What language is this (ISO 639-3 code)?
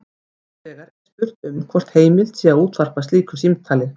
isl